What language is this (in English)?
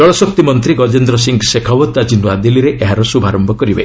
Odia